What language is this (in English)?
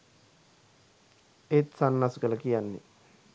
Sinhala